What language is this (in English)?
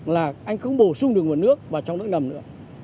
Vietnamese